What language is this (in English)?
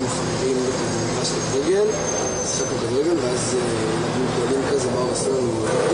Hebrew